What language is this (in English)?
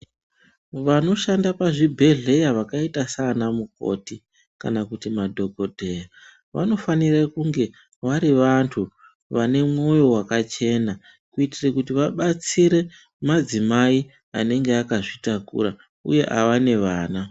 Ndau